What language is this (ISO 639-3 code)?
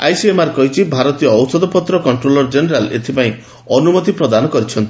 ori